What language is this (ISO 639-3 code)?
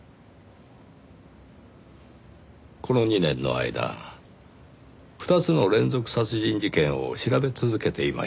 jpn